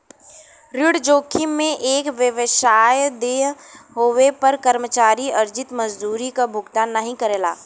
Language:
Bhojpuri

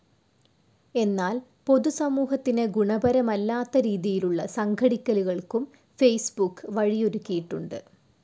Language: Malayalam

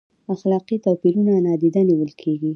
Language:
Pashto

